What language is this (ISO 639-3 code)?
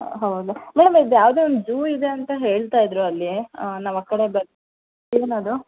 kan